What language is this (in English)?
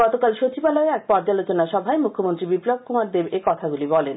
Bangla